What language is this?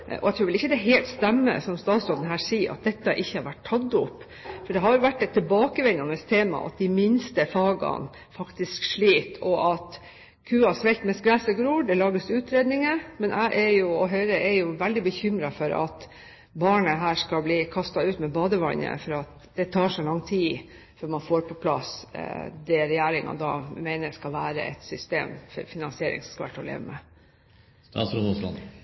Norwegian Bokmål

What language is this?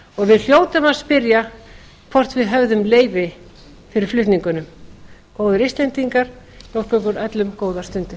Icelandic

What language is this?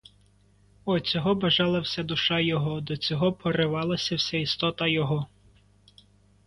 Ukrainian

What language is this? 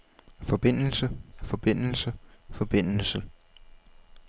Danish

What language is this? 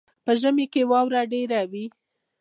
Pashto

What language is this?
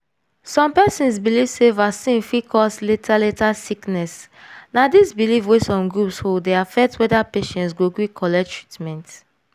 Nigerian Pidgin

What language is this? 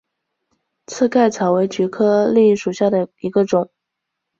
Chinese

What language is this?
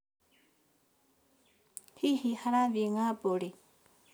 Kikuyu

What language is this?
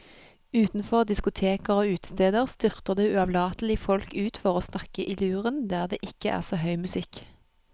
Norwegian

